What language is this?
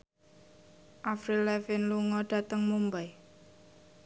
Javanese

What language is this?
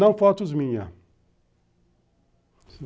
Portuguese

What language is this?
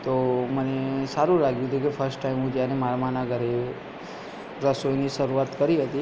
Gujarati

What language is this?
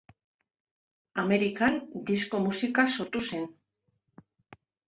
Basque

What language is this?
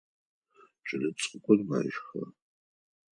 Adyghe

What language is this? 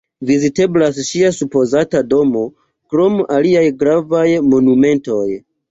Esperanto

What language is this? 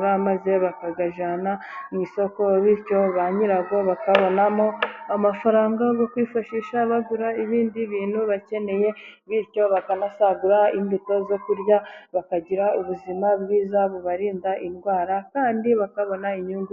Kinyarwanda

